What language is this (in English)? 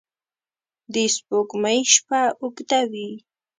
Pashto